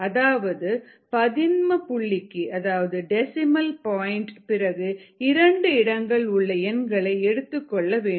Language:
Tamil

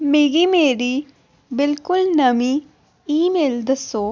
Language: Dogri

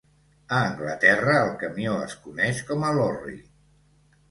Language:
Catalan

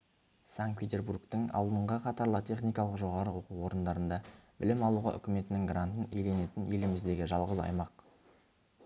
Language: Kazakh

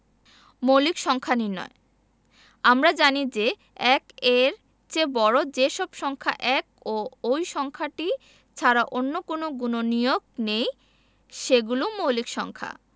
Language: Bangla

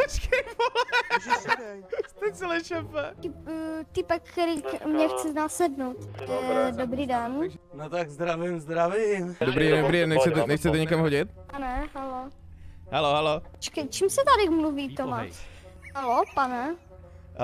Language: Czech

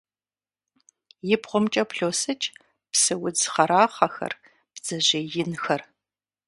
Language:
Kabardian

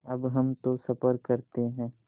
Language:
Hindi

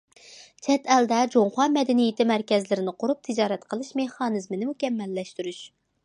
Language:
Uyghur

